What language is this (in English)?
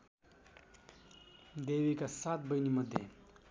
Nepali